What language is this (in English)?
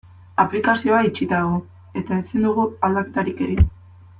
Basque